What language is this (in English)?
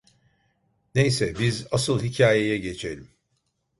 Turkish